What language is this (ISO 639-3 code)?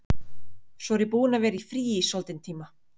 isl